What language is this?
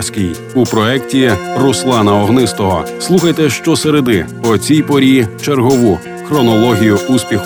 Ukrainian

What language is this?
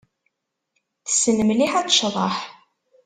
Kabyle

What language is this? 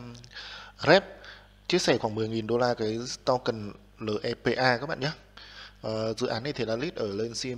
Vietnamese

